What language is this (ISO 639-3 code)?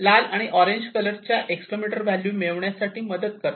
mar